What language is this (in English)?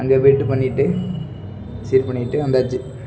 Tamil